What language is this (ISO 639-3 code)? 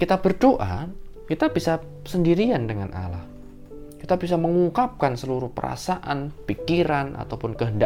ind